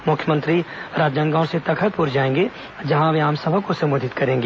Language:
Hindi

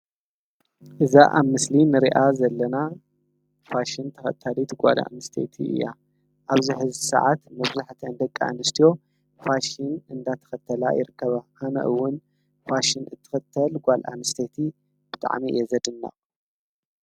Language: Tigrinya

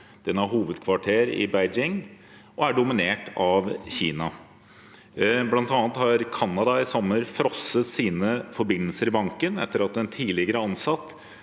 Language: Norwegian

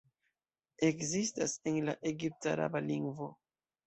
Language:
Esperanto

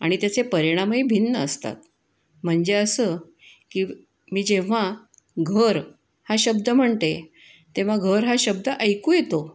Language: Marathi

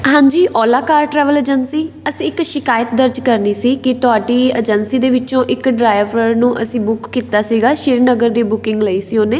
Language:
Punjabi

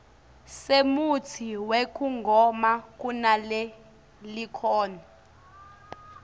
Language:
Swati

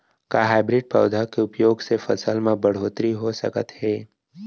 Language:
Chhattisgarhi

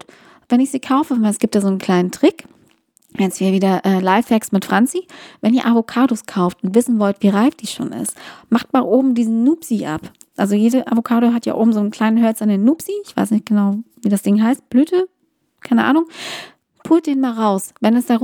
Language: German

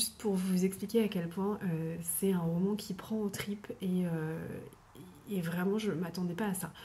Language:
French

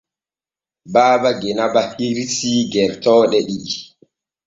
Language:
Borgu Fulfulde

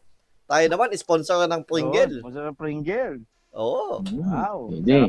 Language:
Filipino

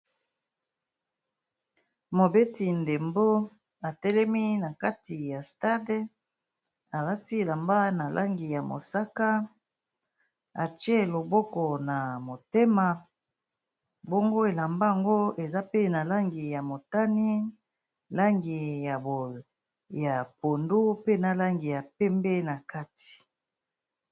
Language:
Lingala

